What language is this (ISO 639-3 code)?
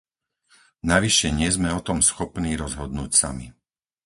slk